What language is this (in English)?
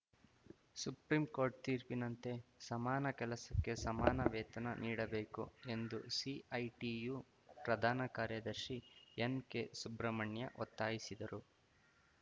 Kannada